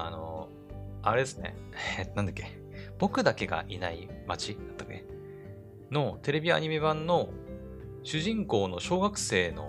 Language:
Japanese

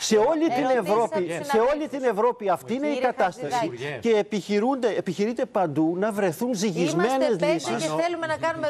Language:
Greek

